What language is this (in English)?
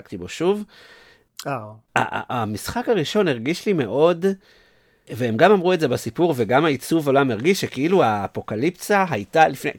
Hebrew